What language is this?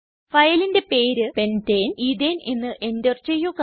Malayalam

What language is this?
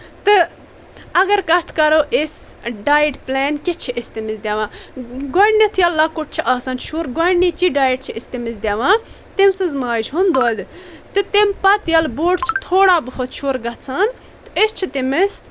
Kashmiri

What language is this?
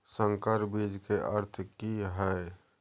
Maithili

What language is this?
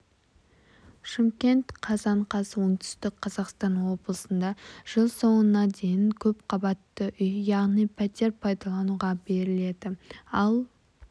Kazakh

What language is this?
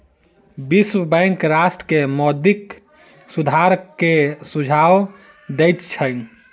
Maithili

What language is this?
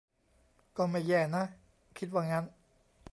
Thai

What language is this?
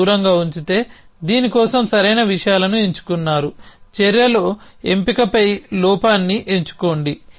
Telugu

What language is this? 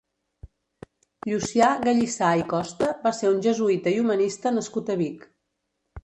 Catalan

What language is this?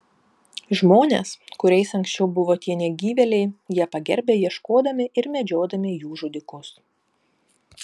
Lithuanian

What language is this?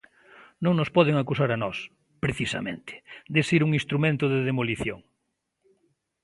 Galician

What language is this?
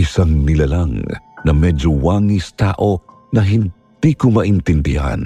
Filipino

